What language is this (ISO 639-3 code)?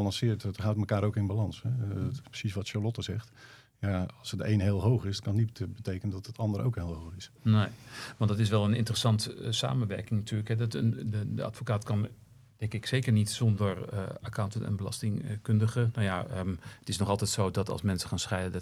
nld